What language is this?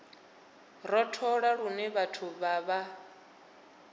Venda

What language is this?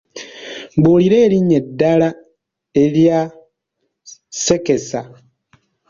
Ganda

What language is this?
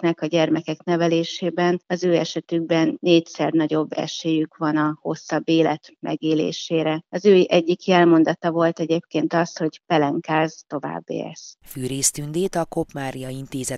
Hungarian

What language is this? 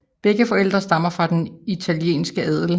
Danish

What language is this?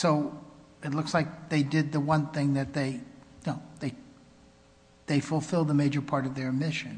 English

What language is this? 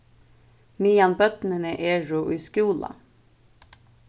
Faroese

